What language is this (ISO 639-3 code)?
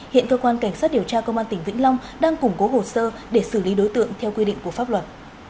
vie